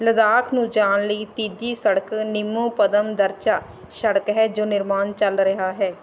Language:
Punjabi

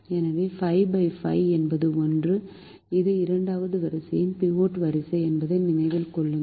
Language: Tamil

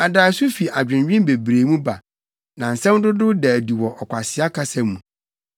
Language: Akan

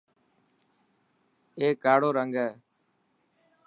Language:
Dhatki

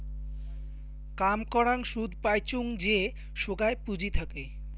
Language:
Bangla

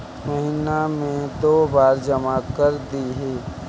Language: Magahi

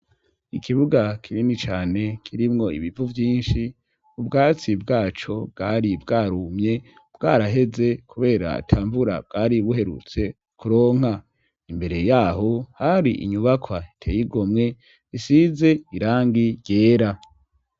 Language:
Rundi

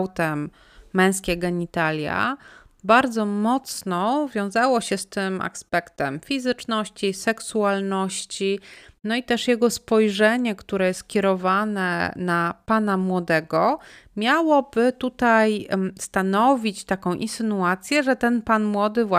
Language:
Polish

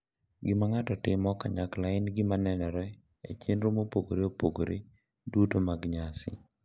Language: Luo (Kenya and Tanzania)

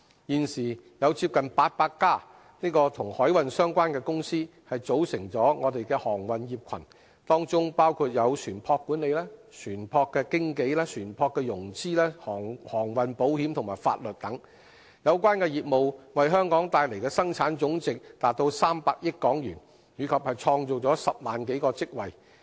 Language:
Cantonese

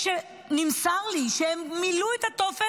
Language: Hebrew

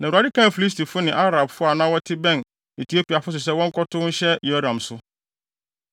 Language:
Akan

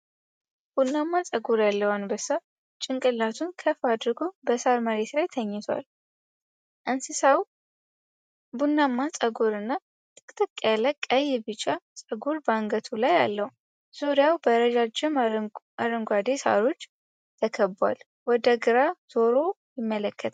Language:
Amharic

